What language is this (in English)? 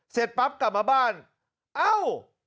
Thai